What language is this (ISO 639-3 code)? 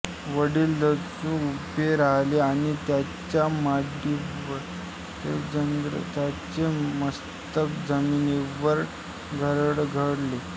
mar